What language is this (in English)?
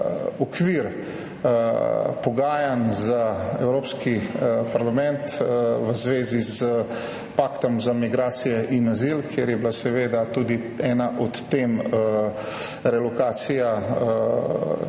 Slovenian